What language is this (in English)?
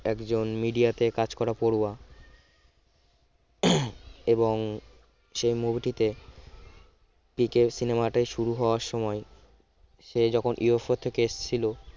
Bangla